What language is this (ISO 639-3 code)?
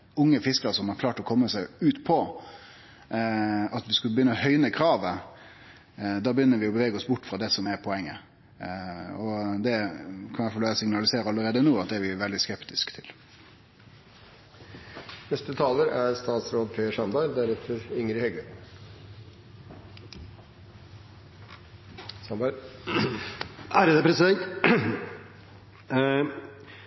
nno